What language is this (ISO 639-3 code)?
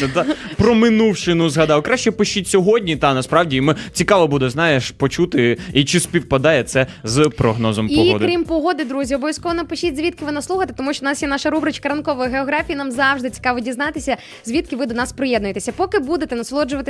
ukr